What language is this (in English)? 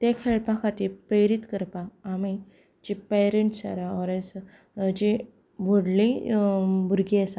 Konkani